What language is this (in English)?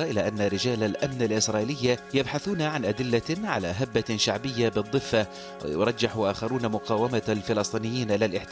Arabic